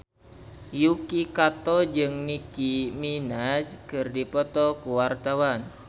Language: Sundanese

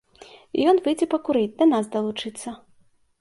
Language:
Belarusian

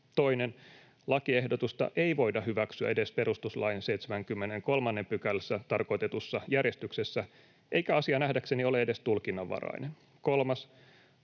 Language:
Finnish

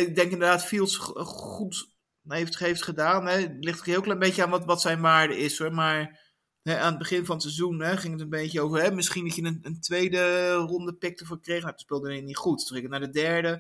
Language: Dutch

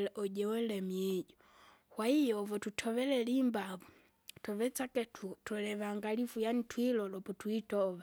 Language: Kinga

